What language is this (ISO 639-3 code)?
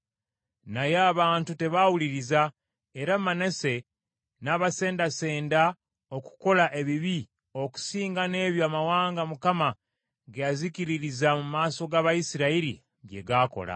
lug